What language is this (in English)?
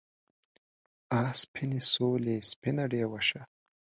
Pashto